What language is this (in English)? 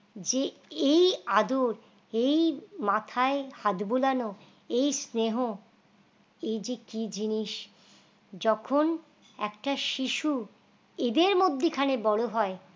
Bangla